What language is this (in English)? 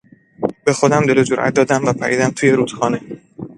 Persian